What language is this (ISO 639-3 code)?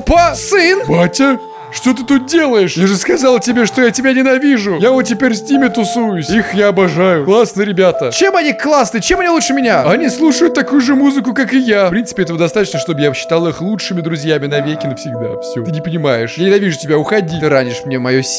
rus